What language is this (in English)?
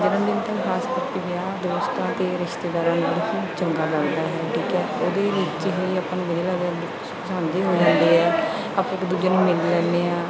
Punjabi